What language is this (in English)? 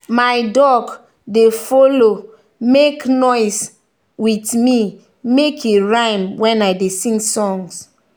Nigerian Pidgin